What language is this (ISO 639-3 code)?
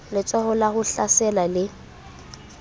sot